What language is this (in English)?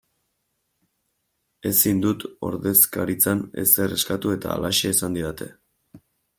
Basque